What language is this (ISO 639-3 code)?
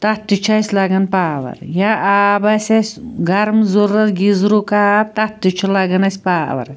kas